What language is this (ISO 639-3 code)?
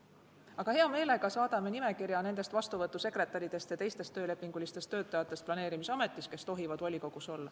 est